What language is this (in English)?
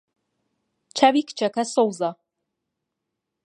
Central Kurdish